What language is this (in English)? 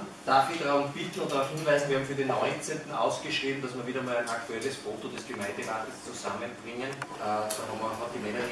German